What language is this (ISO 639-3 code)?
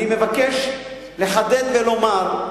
heb